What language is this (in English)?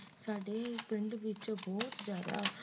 Punjabi